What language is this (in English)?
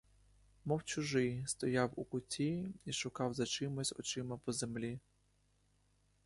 Ukrainian